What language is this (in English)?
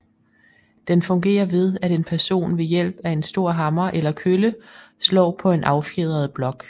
Danish